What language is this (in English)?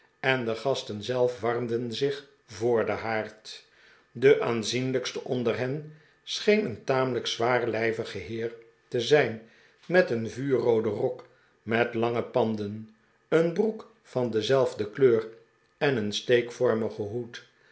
Dutch